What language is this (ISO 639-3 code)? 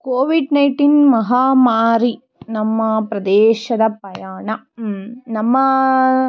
kan